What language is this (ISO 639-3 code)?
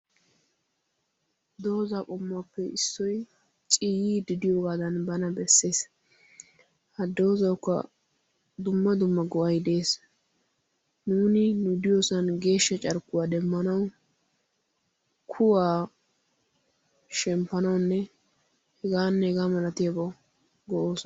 wal